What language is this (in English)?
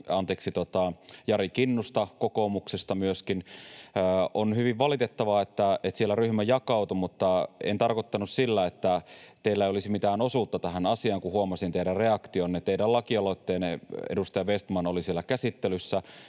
Finnish